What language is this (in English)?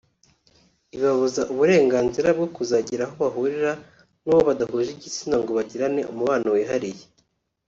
Kinyarwanda